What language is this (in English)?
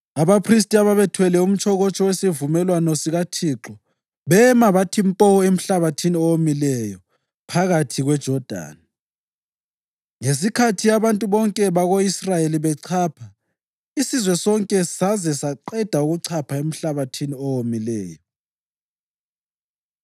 North Ndebele